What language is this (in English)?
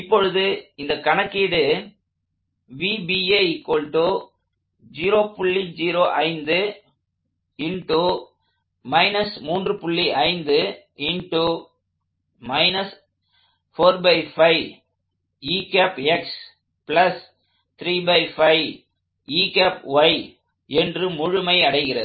Tamil